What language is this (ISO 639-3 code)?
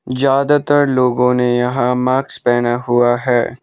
hin